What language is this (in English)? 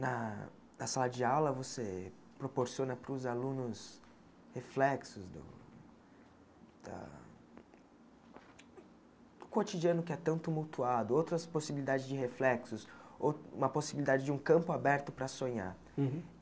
Portuguese